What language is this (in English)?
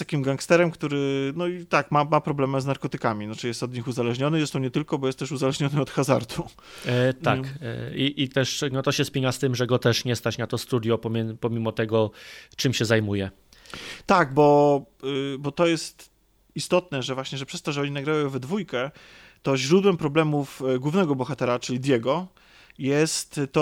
Polish